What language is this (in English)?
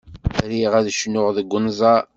Kabyle